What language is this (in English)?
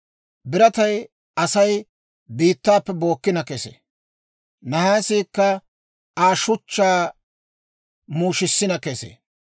Dawro